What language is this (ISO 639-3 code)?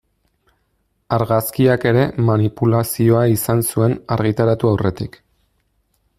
eus